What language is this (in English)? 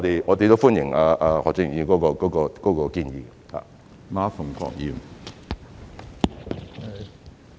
Cantonese